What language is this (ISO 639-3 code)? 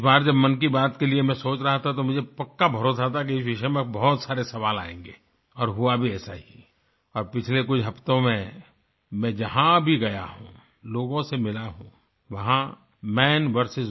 hin